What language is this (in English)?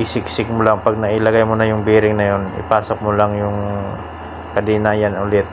Filipino